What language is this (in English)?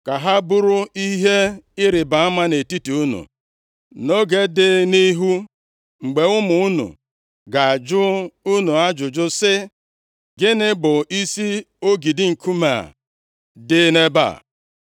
Igbo